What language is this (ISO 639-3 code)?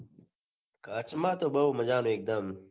guj